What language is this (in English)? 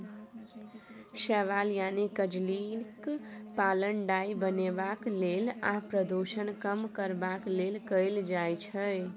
Maithili